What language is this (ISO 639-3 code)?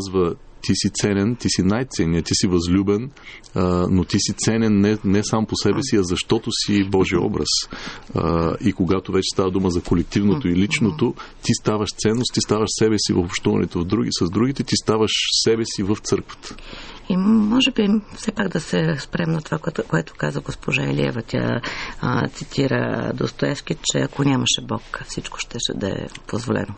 bul